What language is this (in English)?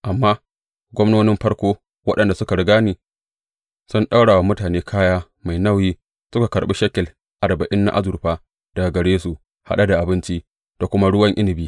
Hausa